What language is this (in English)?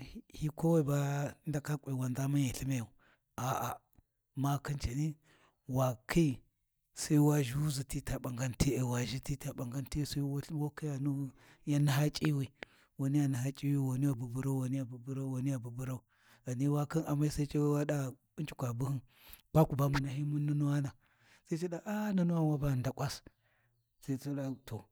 Warji